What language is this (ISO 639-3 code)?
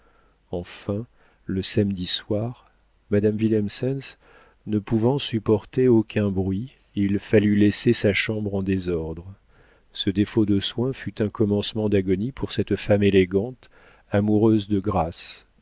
fra